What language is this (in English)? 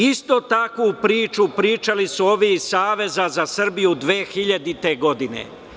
Serbian